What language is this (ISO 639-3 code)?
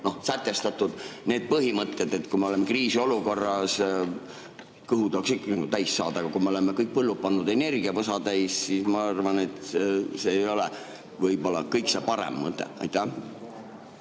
est